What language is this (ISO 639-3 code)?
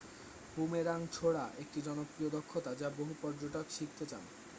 ben